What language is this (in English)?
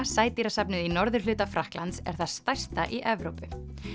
Icelandic